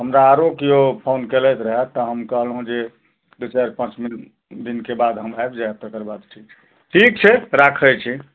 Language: Maithili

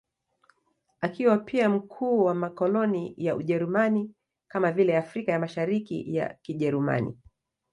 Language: Swahili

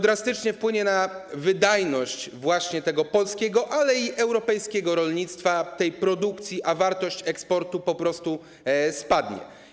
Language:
Polish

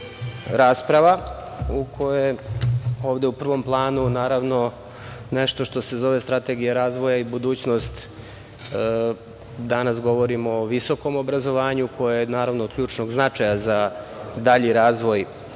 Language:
Serbian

